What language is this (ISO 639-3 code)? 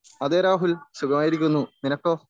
mal